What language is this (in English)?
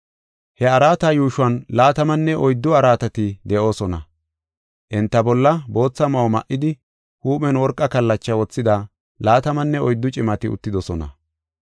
Gofa